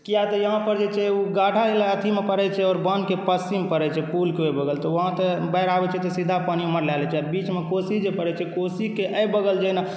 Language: Maithili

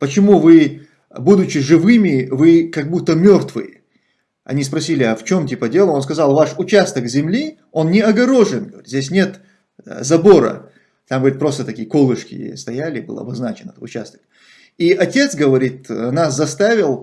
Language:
Russian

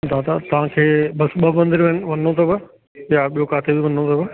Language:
Sindhi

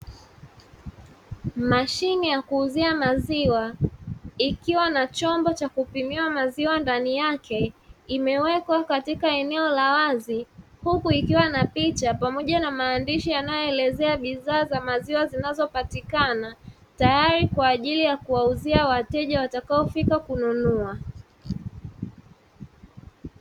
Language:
Swahili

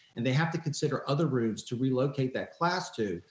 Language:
English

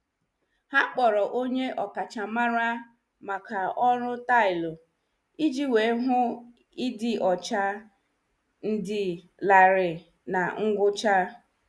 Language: Igbo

